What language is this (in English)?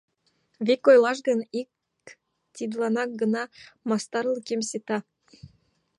Mari